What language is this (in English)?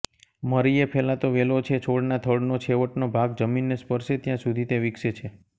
Gujarati